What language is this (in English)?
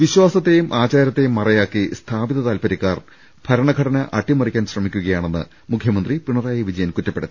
Malayalam